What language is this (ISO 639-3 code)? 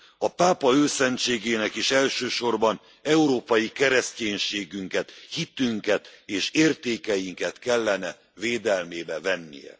hun